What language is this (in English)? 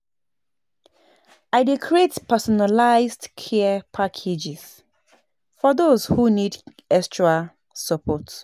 Nigerian Pidgin